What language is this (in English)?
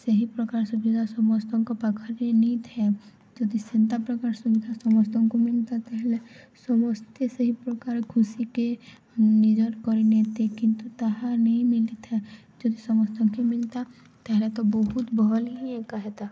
Odia